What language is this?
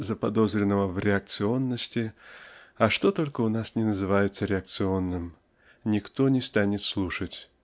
Russian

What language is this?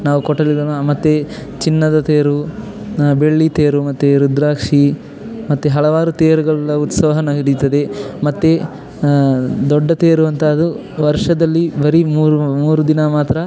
Kannada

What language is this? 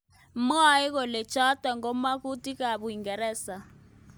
Kalenjin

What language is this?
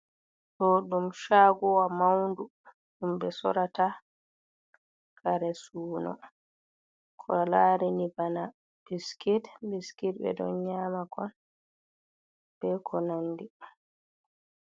Fula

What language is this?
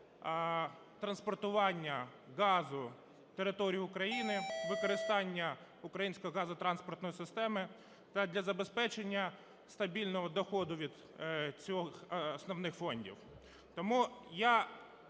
Ukrainian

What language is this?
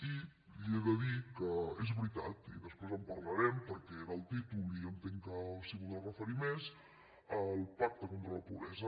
Catalan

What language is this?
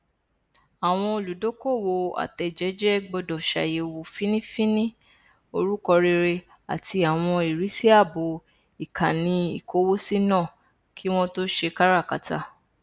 Yoruba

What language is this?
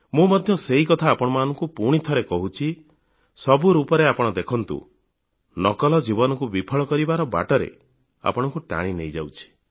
Odia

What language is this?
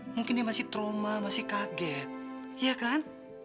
Indonesian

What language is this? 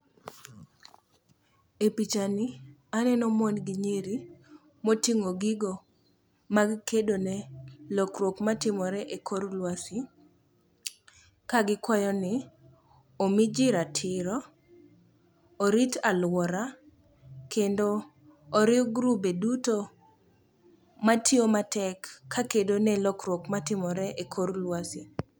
Luo (Kenya and Tanzania)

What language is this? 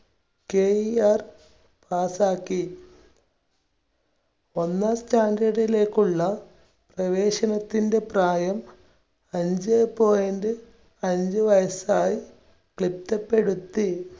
Malayalam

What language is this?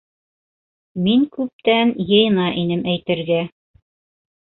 Bashkir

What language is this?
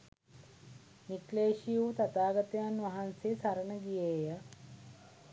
Sinhala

